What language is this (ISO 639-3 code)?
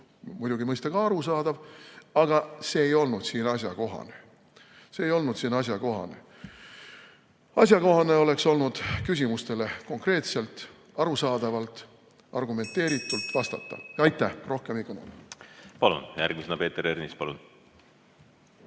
est